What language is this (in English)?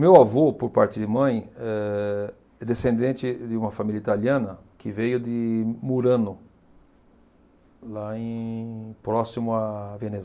Portuguese